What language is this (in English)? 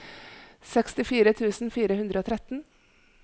Norwegian